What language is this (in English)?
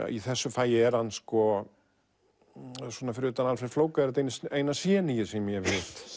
Icelandic